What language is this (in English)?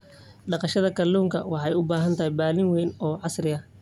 Somali